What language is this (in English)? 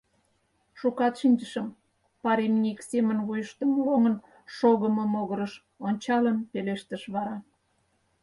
Mari